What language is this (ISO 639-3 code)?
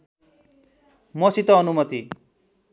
nep